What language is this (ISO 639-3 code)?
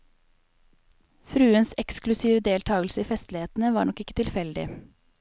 nor